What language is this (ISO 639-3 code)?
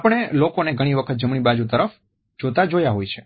guj